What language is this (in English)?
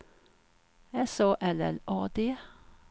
Swedish